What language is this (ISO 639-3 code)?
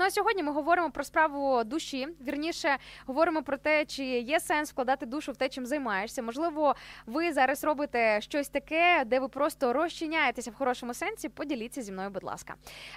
ukr